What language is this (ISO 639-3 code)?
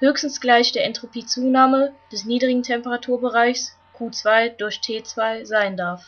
deu